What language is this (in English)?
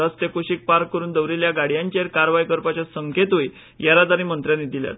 Konkani